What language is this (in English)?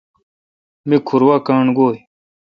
Kalkoti